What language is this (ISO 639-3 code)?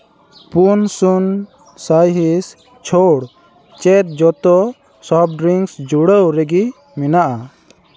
sat